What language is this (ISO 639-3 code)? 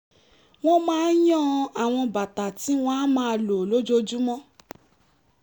yor